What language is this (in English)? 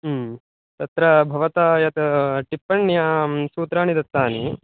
Sanskrit